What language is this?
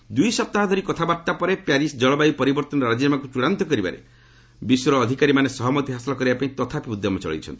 Odia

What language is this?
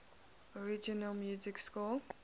English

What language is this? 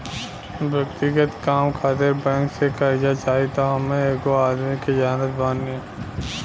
Bhojpuri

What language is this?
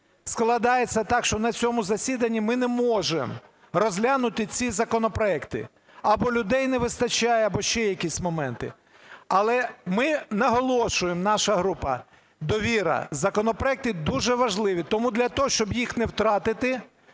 Ukrainian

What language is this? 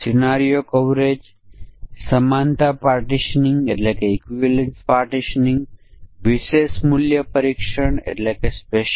Gujarati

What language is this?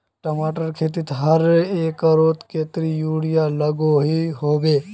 Magahi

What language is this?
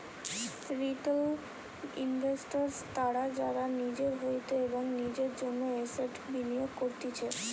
Bangla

